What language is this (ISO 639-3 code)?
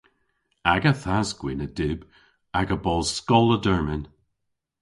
cor